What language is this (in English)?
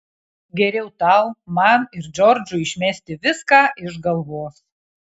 Lithuanian